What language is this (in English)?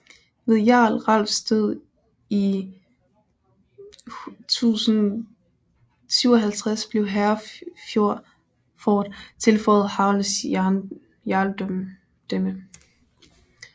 Danish